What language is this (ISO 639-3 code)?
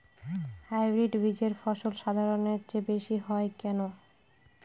ben